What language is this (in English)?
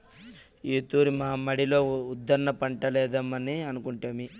Telugu